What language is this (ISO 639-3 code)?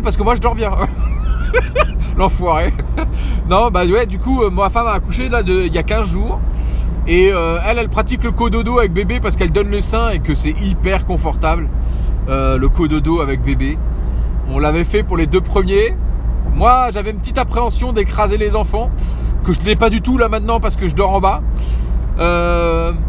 fra